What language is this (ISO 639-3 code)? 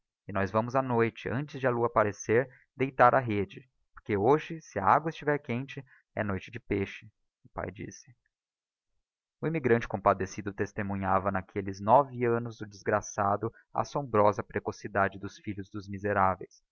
por